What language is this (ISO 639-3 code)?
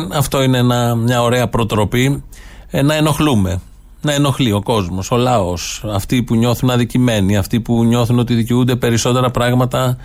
ell